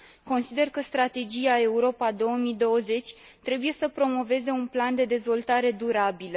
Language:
Romanian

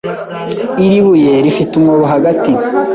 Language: Kinyarwanda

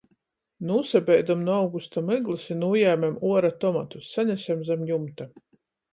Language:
Latgalian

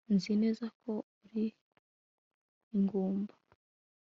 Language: Kinyarwanda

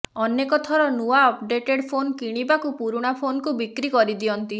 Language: Odia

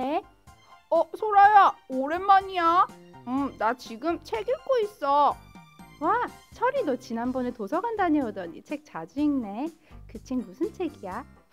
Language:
Korean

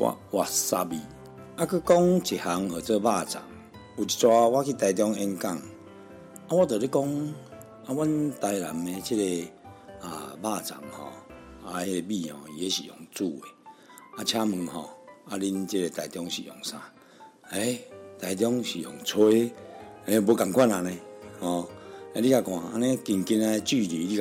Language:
Chinese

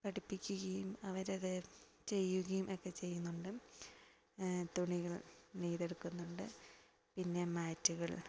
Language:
Malayalam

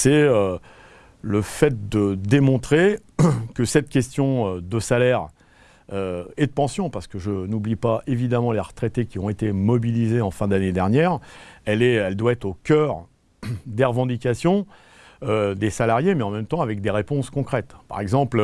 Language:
French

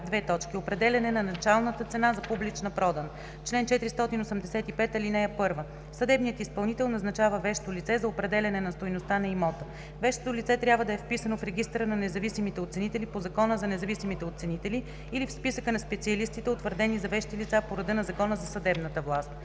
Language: Bulgarian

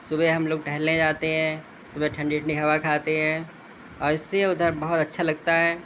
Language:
Urdu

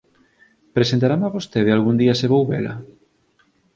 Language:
Galician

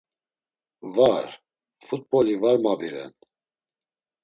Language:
Laz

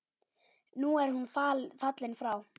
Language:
Icelandic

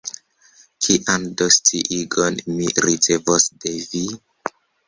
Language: Esperanto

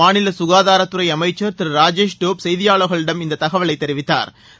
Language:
Tamil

